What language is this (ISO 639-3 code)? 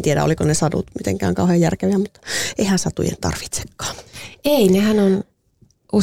fin